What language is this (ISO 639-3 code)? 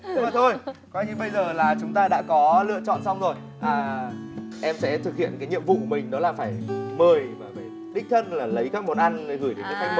vie